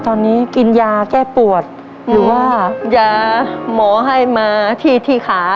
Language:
Thai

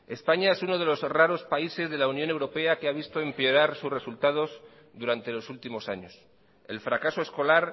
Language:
Spanish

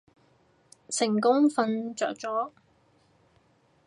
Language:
Cantonese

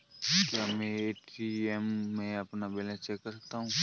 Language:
Hindi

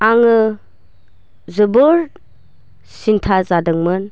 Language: Bodo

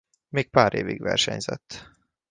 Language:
Hungarian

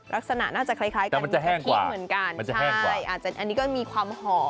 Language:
Thai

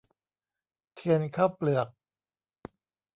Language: Thai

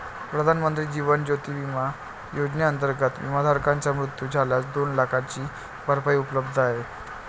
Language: Marathi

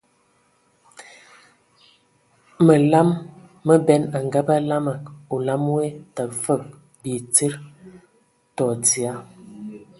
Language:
Ewondo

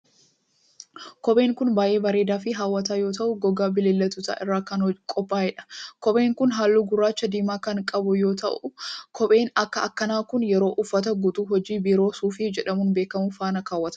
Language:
Oromo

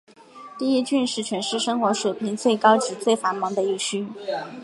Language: Chinese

